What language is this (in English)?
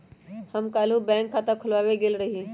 Magahi